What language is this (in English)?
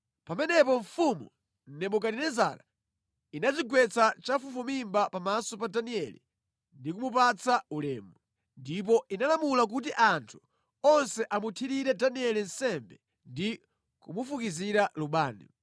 Nyanja